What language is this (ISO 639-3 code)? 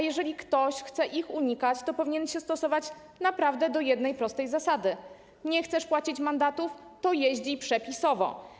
pol